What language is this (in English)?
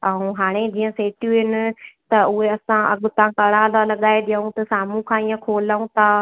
Sindhi